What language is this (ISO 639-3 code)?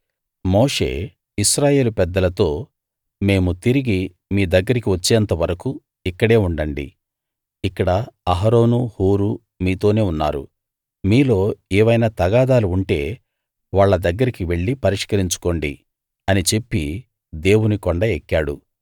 tel